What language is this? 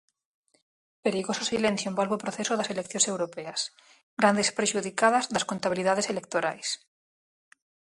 Galician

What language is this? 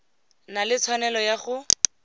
Tswana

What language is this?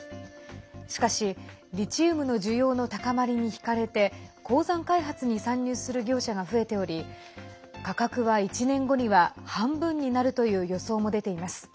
Japanese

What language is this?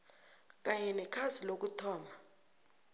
South Ndebele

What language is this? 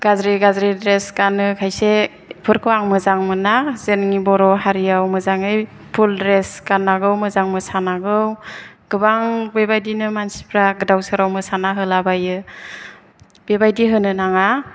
Bodo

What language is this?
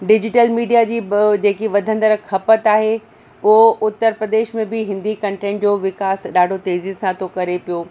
Sindhi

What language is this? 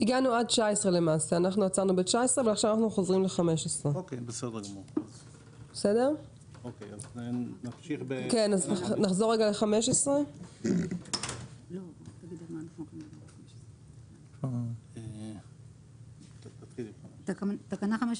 Hebrew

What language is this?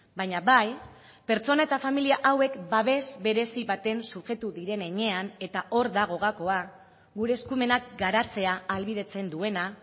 Basque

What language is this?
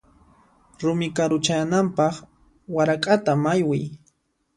Puno Quechua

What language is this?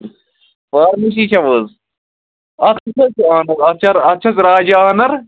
Kashmiri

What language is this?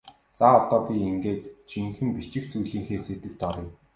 Mongolian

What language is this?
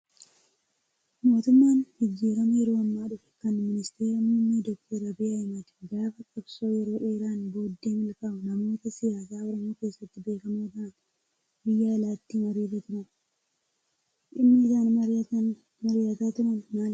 Oromo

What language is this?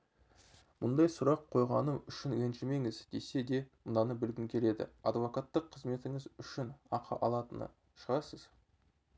Kazakh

